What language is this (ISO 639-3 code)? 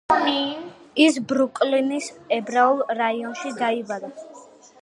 kat